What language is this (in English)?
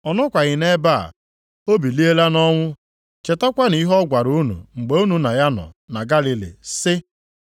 Igbo